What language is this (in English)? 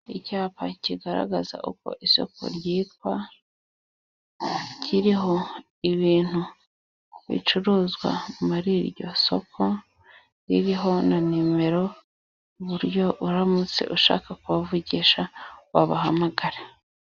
Kinyarwanda